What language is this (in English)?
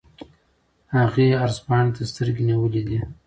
Pashto